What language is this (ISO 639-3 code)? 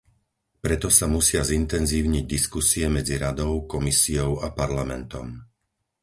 slk